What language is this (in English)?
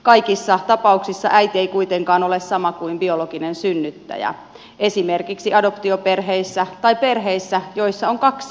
Finnish